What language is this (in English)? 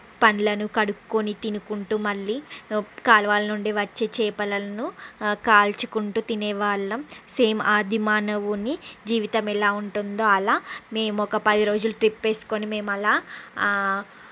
Telugu